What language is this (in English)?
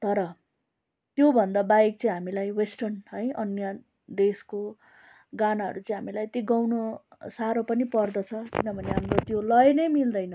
Nepali